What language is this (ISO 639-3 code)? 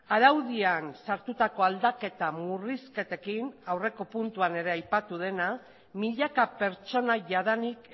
eus